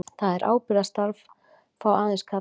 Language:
Icelandic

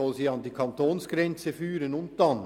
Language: Swiss German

